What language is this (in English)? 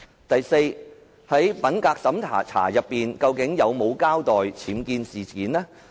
Cantonese